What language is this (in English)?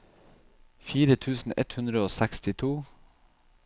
Norwegian